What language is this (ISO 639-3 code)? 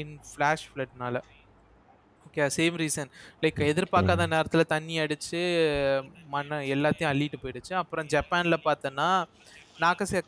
tam